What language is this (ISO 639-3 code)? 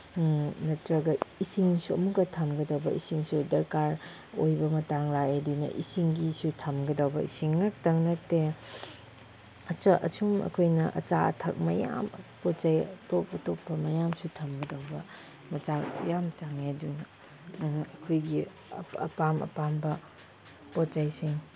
mni